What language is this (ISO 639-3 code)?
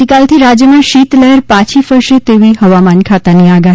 guj